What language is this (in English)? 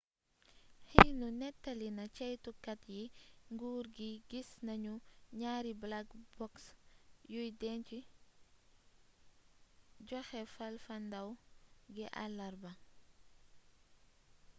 Wolof